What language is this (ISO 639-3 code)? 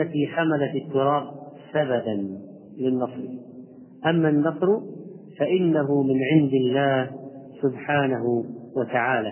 ara